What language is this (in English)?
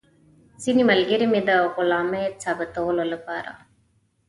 Pashto